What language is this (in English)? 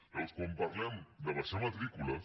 Catalan